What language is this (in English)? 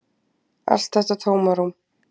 Icelandic